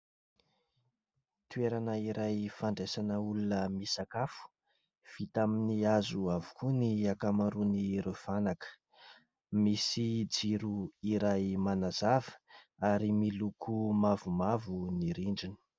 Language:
Malagasy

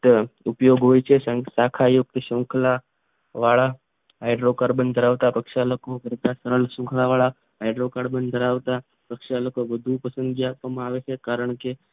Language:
Gujarati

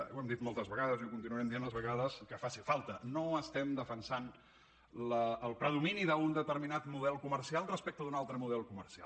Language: Catalan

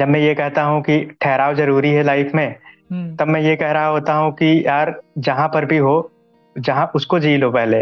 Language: Hindi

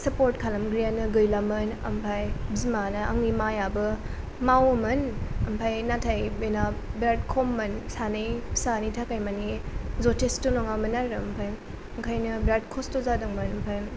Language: Bodo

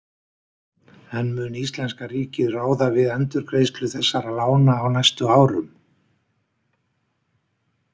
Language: Icelandic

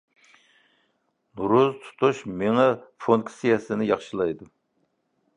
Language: Uyghur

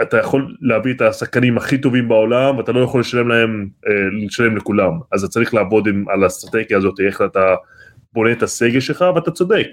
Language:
Hebrew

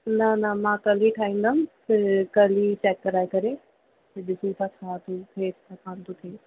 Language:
Sindhi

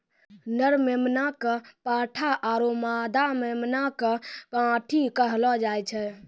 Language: Maithili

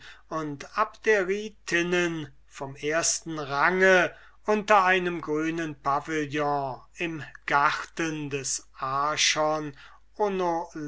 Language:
German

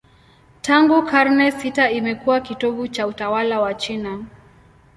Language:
Swahili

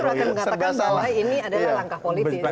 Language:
Indonesian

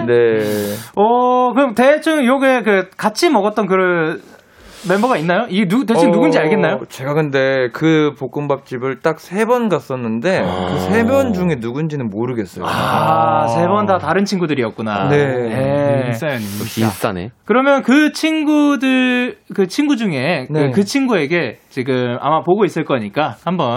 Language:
Korean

